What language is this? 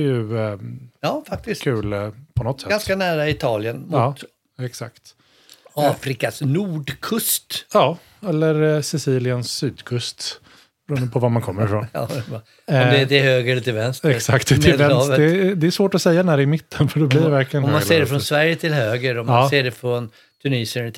Swedish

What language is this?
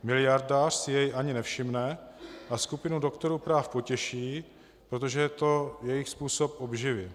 Czech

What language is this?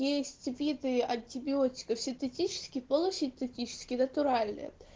Russian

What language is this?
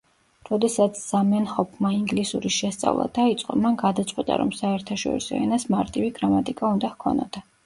Georgian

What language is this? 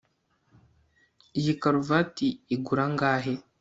Kinyarwanda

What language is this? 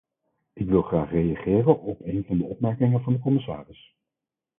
Dutch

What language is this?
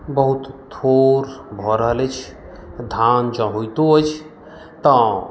Maithili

